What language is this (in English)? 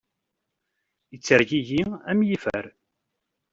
Kabyle